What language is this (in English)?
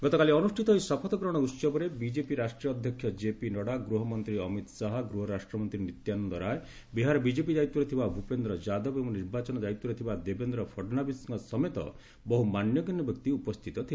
Odia